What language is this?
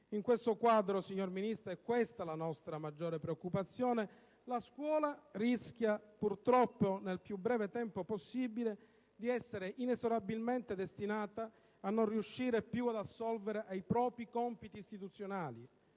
Italian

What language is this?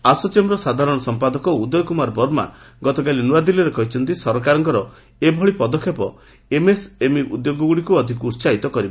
Odia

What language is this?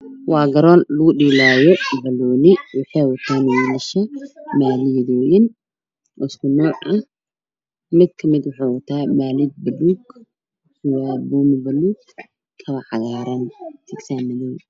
Somali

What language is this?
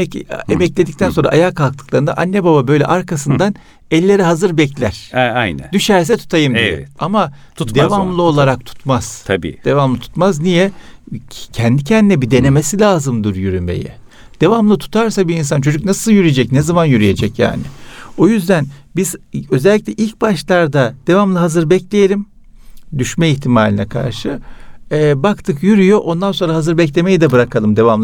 Turkish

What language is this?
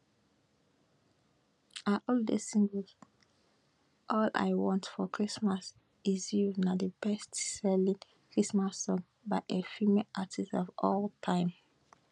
Nigerian Pidgin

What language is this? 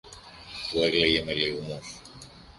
Greek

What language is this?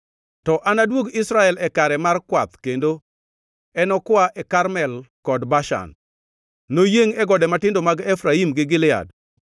Luo (Kenya and Tanzania)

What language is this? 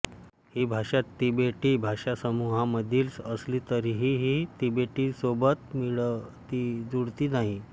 Marathi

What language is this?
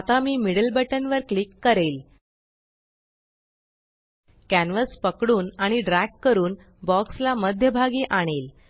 Marathi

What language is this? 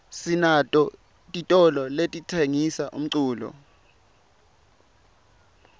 Swati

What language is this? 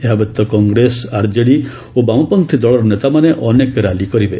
Odia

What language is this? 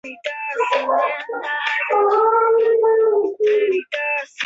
Chinese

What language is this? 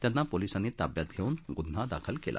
Marathi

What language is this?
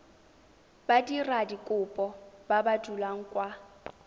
Tswana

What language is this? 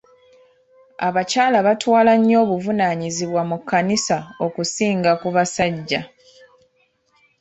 Ganda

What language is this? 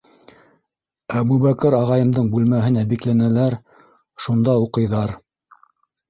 Bashkir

